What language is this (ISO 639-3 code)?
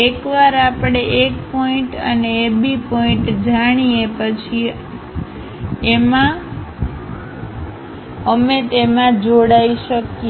guj